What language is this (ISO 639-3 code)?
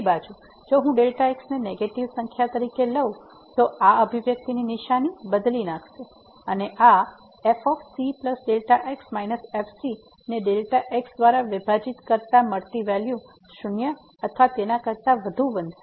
guj